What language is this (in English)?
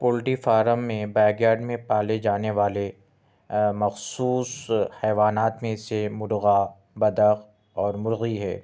Urdu